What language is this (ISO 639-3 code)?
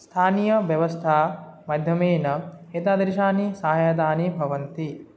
san